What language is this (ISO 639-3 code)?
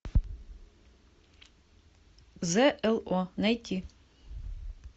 rus